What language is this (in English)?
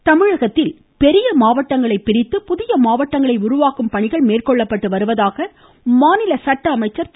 Tamil